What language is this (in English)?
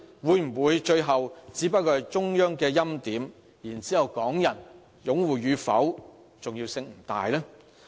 Cantonese